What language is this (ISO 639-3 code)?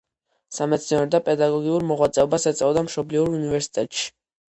kat